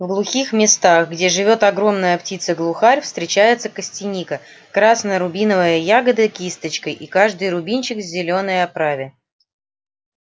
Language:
Russian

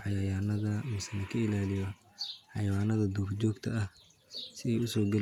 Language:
Somali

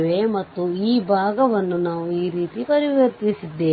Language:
Kannada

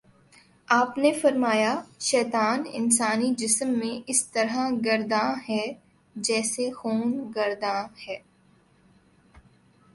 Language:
Urdu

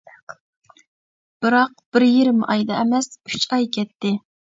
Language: Uyghur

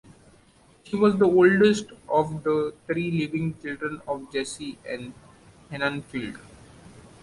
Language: English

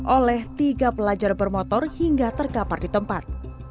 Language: Indonesian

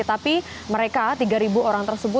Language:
Indonesian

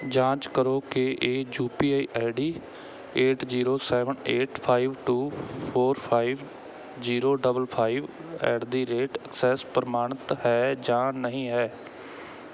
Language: Punjabi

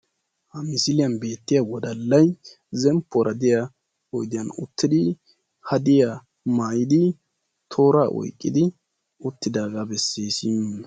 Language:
Wolaytta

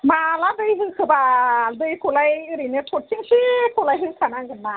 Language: Bodo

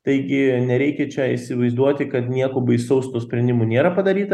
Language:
Lithuanian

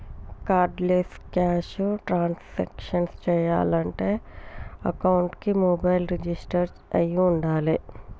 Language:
Telugu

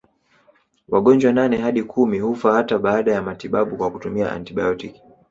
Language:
Swahili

